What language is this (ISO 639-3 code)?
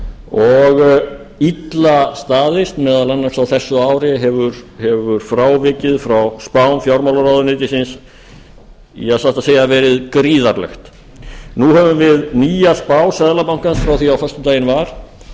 isl